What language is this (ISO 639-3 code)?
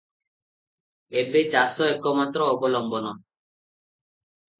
ori